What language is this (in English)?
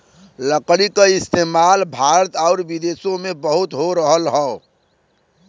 Bhojpuri